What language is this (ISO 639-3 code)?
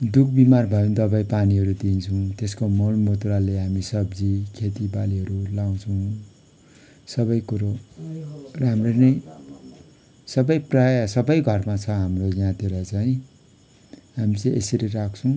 nep